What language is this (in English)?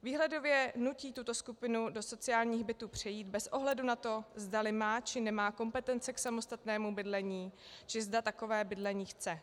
Czech